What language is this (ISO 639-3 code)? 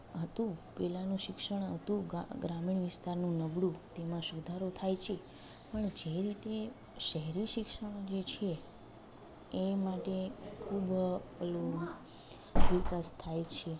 guj